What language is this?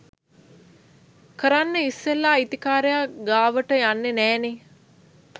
Sinhala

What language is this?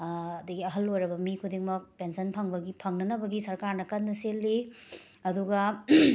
Manipuri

